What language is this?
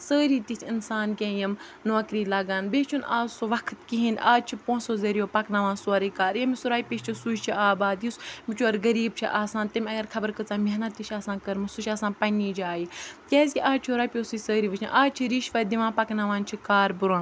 Kashmiri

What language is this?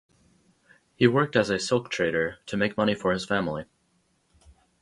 English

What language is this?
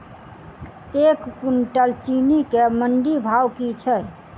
Maithili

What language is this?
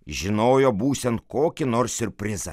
Lithuanian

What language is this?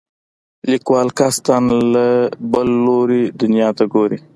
Pashto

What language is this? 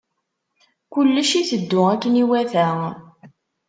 Kabyle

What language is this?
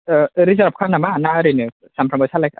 Bodo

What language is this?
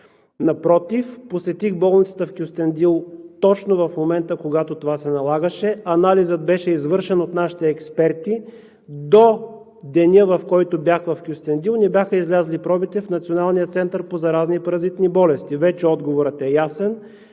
Bulgarian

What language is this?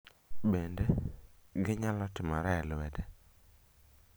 Luo (Kenya and Tanzania)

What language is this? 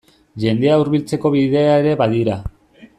Basque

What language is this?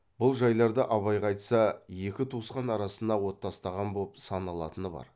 Kazakh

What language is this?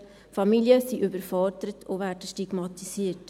Swiss German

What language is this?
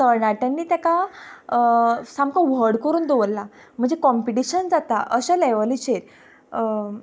Konkani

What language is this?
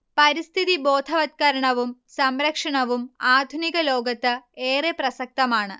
Malayalam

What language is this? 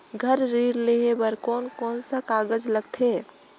Chhattisgarhi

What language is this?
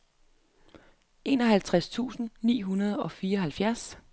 Danish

